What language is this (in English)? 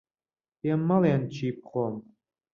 Central Kurdish